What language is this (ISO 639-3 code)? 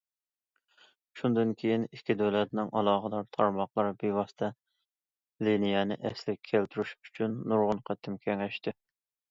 uig